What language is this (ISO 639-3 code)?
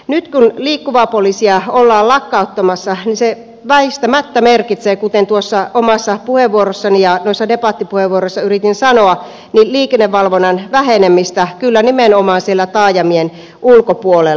fin